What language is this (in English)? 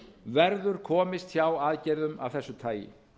Icelandic